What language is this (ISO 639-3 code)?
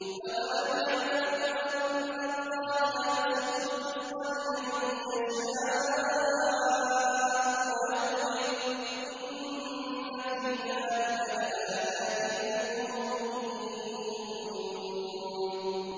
ara